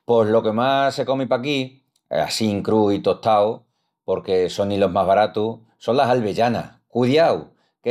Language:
Extremaduran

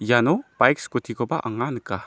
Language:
Garo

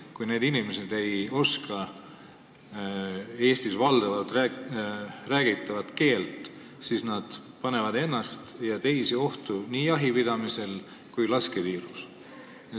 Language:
Estonian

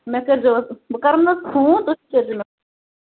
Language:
Kashmiri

